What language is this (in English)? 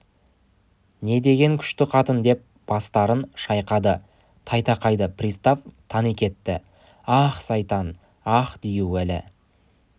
Kazakh